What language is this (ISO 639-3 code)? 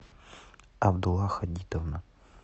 rus